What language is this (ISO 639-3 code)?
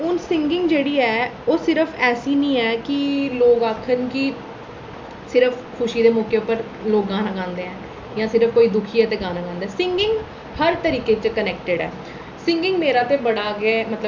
doi